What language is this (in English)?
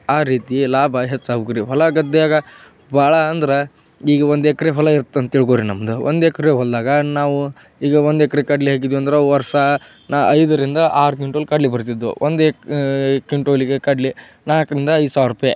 Kannada